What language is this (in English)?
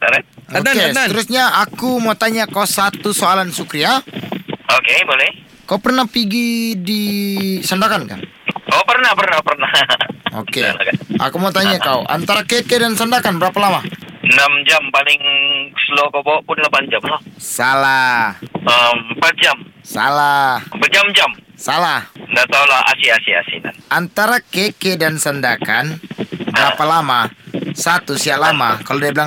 Malay